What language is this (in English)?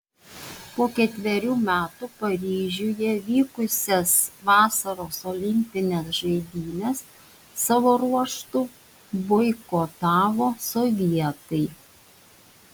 Lithuanian